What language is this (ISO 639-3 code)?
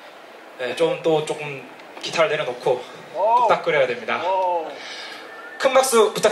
kor